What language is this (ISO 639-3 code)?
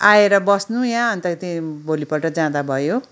nep